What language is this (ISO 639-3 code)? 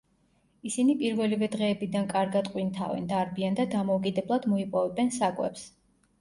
kat